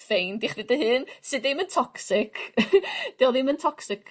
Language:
Welsh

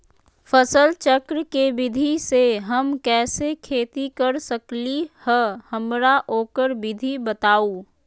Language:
Magahi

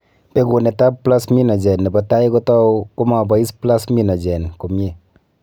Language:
Kalenjin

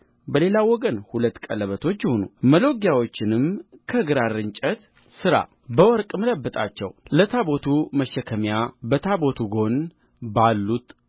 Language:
Amharic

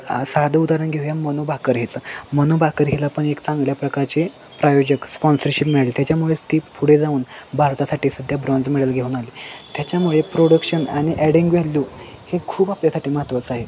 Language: Marathi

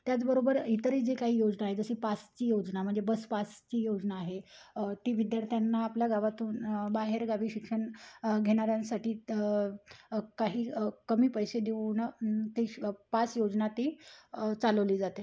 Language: Marathi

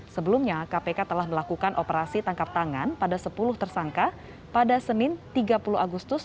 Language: Indonesian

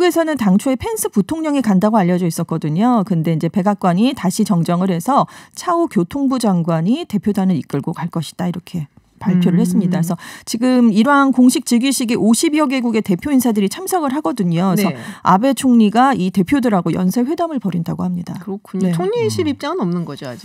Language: Korean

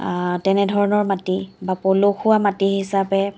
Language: Assamese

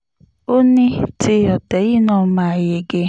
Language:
Yoruba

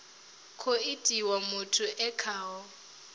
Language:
Venda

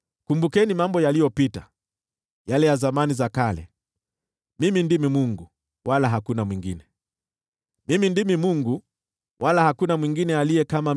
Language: Swahili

